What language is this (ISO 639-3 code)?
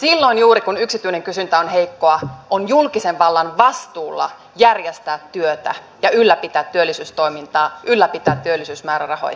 fin